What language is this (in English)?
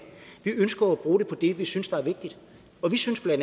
Danish